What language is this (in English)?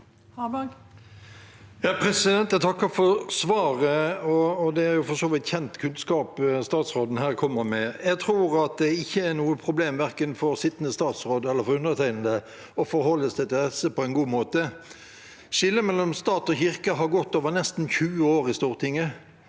Norwegian